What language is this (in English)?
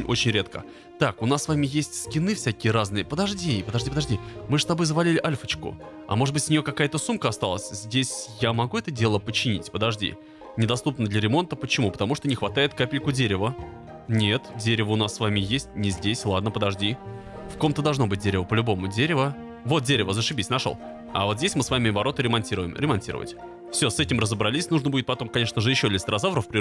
Russian